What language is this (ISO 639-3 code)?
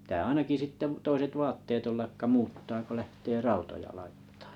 fin